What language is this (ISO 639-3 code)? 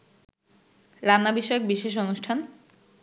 ben